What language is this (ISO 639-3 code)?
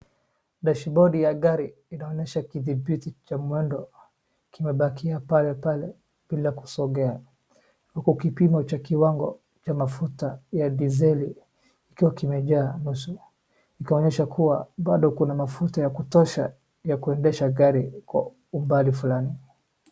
swa